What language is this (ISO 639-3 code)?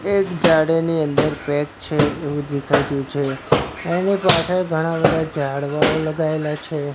guj